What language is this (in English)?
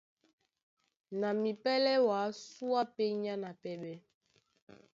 Duala